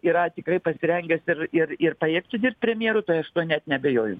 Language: Lithuanian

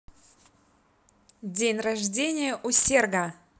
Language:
Russian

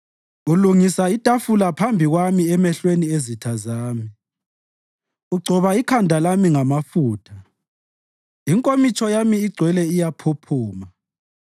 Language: North Ndebele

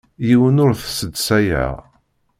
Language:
Kabyle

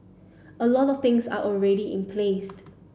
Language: English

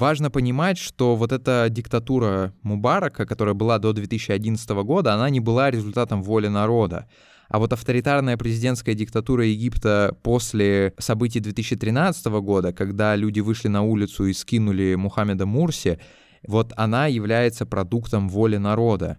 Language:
Russian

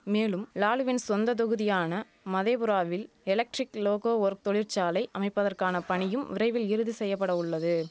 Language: Tamil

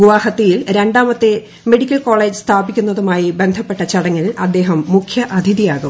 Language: Malayalam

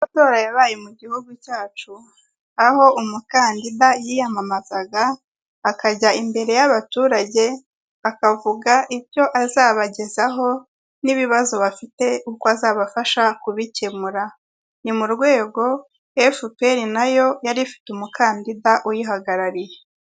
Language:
Kinyarwanda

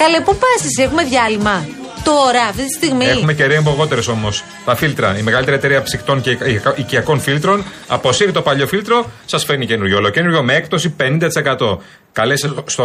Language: Greek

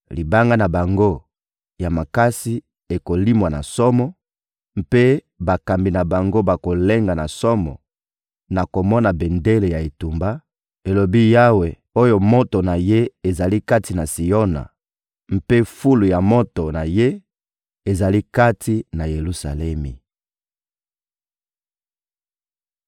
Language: Lingala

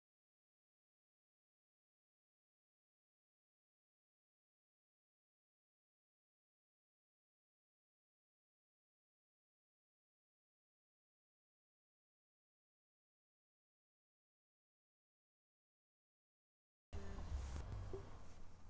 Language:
Chinese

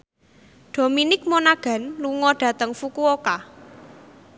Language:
Javanese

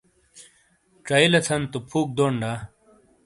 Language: Shina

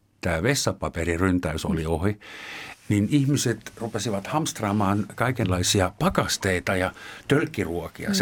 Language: Finnish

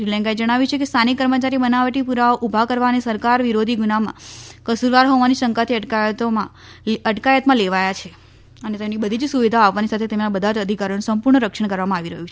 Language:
Gujarati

